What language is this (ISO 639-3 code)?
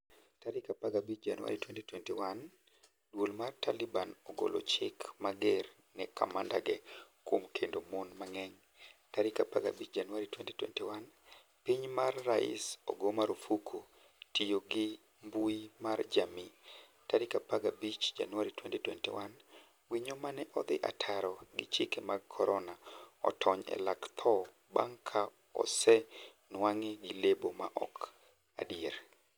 luo